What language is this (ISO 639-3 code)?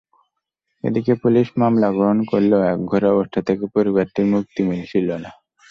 ben